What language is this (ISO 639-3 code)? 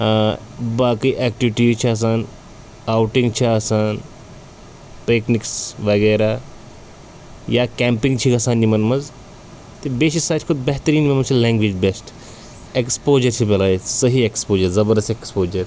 kas